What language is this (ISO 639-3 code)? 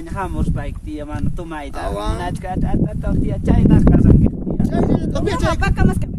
spa